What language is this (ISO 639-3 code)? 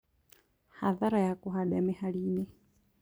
kik